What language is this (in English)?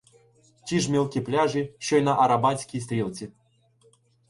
Ukrainian